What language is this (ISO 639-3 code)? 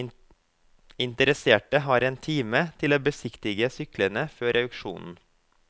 nor